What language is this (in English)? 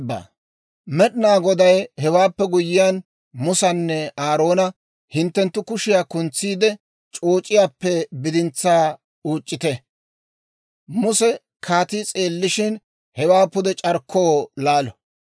Dawro